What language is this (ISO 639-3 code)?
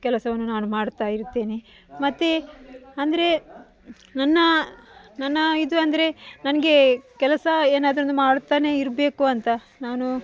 kan